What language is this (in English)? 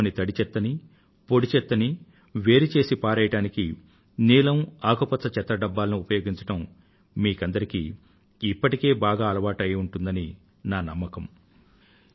Telugu